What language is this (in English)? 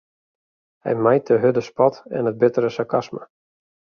Western Frisian